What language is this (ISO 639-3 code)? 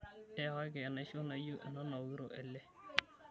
mas